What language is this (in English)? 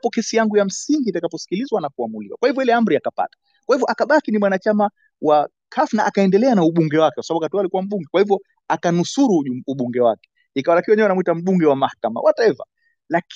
Swahili